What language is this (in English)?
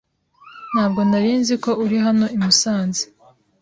Kinyarwanda